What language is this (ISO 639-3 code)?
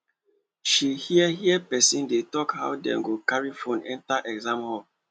pcm